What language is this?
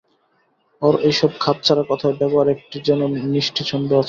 Bangla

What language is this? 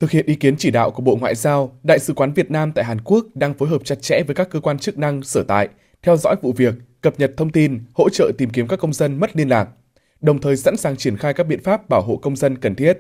Vietnamese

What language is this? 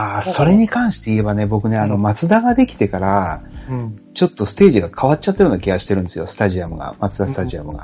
Japanese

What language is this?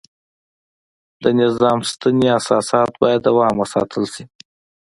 Pashto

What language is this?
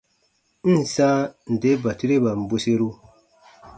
Baatonum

